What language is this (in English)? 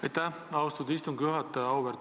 Estonian